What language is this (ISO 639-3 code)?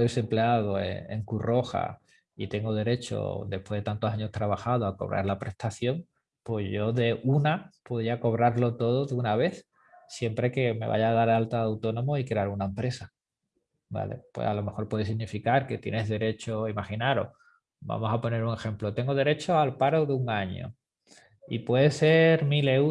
spa